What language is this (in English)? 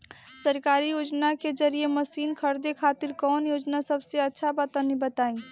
Bhojpuri